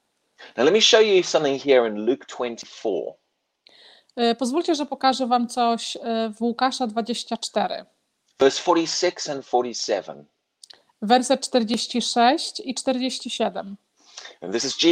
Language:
Polish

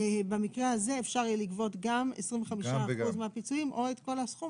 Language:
Hebrew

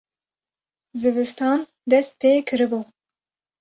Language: Kurdish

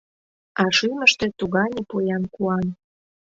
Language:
Mari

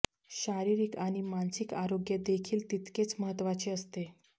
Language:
Marathi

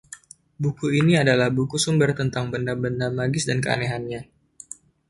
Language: Indonesian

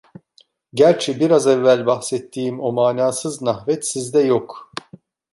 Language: Turkish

